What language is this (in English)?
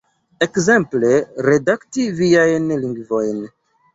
Esperanto